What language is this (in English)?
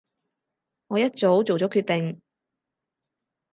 Cantonese